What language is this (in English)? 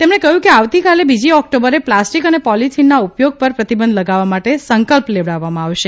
Gujarati